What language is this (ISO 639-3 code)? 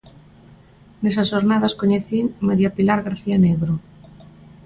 glg